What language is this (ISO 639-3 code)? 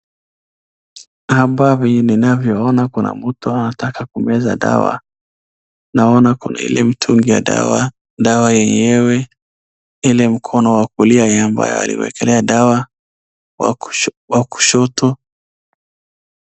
swa